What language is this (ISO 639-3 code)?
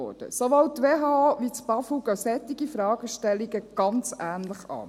gsw